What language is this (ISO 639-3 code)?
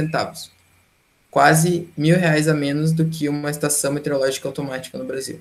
por